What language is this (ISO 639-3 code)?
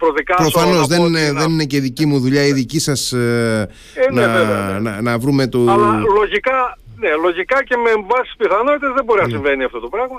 ell